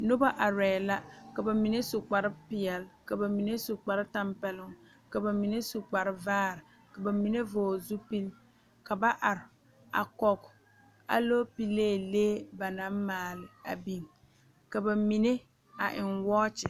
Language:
Southern Dagaare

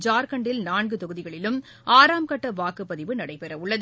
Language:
Tamil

